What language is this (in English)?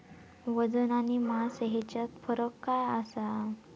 Marathi